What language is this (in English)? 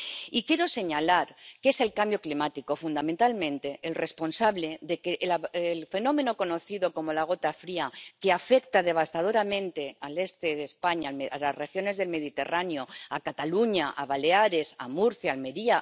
Spanish